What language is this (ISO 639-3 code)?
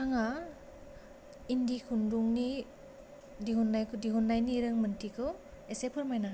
brx